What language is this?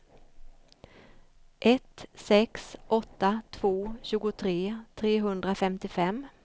Swedish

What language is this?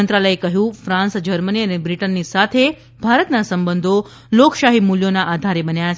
Gujarati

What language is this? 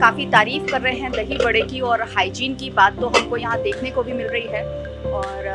Hindi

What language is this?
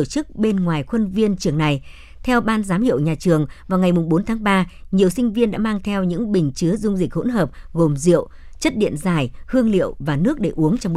Vietnamese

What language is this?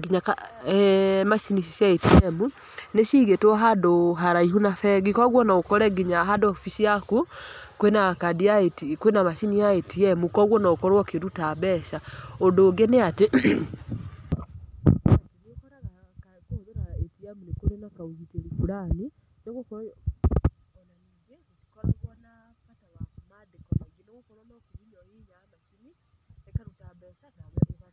Kikuyu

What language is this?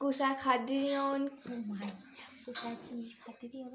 Dogri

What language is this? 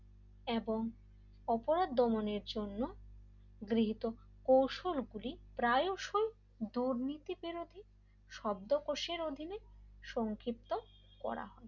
Bangla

